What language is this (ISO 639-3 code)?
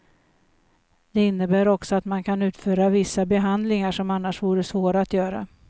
swe